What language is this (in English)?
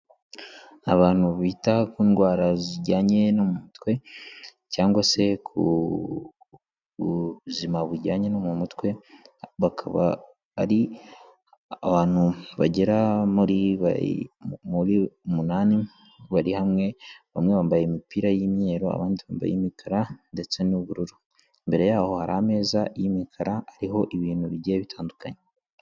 Kinyarwanda